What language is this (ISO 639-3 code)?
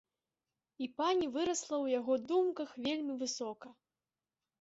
bel